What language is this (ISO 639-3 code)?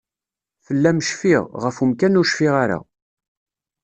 kab